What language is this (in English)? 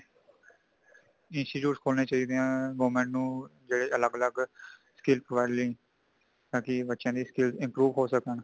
Punjabi